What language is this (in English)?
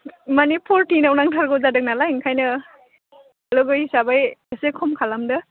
Bodo